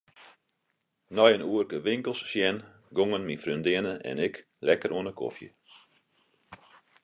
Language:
Western Frisian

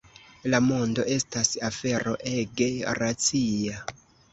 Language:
Esperanto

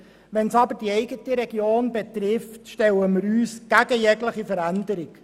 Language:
Swiss German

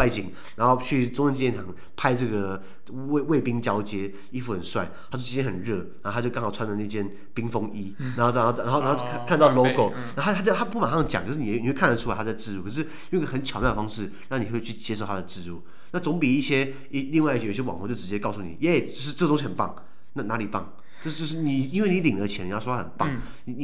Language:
Chinese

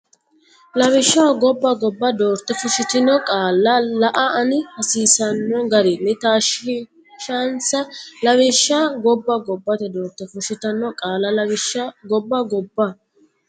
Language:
Sidamo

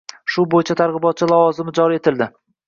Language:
Uzbek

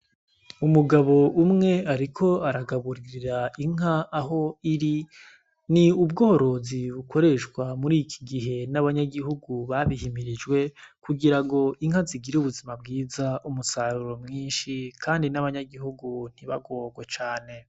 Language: Rundi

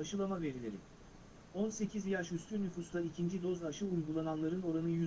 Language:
Turkish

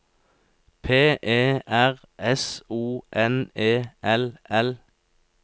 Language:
Norwegian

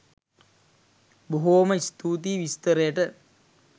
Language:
Sinhala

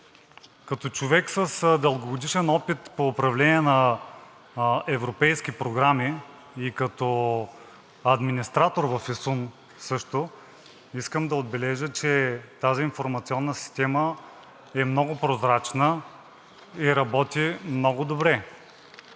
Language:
Bulgarian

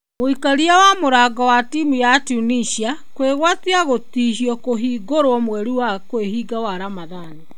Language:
Kikuyu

